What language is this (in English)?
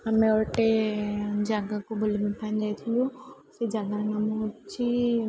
Odia